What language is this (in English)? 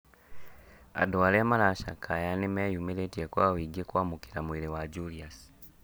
Kikuyu